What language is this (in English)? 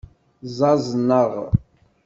Kabyle